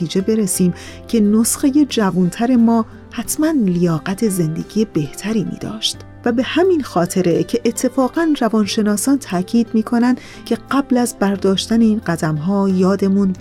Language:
Persian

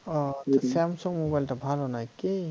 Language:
Bangla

